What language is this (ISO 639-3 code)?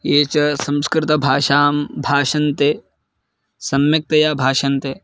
san